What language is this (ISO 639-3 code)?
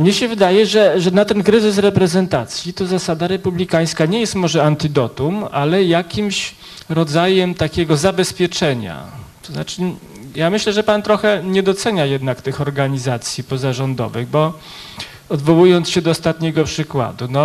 pol